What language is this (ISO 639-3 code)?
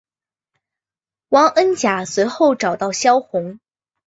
zho